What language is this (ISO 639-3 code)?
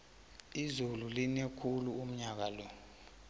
nbl